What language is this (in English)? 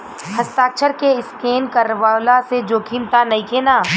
Bhojpuri